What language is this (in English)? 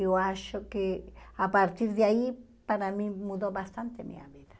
Portuguese